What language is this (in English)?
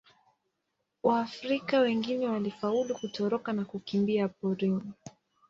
Swahili